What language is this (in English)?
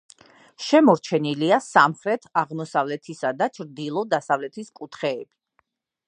Georgian